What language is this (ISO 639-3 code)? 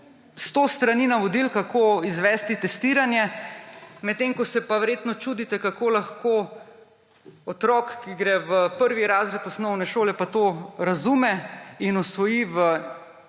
slv